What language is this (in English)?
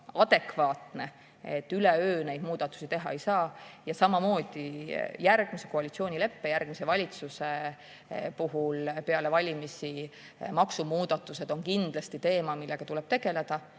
Estonian